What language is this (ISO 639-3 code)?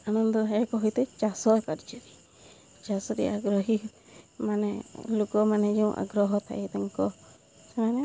ori